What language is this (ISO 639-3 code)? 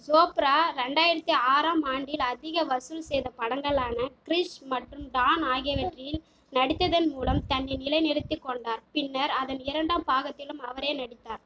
tam